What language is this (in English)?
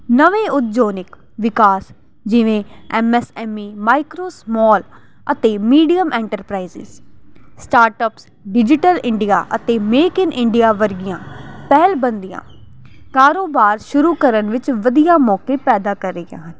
Punjabi